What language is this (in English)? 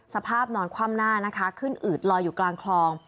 Thai